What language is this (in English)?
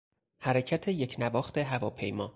Persian